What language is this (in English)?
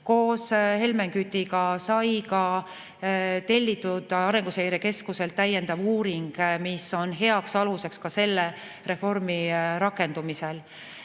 Estonian